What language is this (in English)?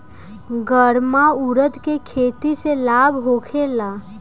Bhojpuri